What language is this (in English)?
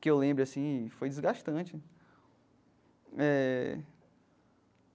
Portuguese